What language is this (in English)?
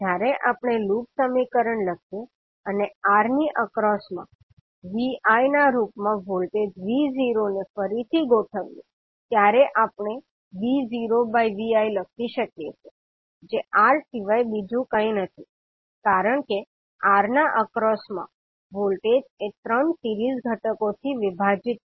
Gujarati